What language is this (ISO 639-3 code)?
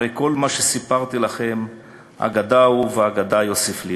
heb